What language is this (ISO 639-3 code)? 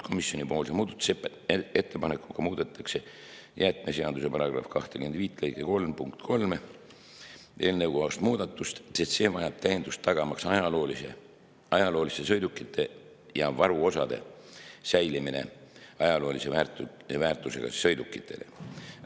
est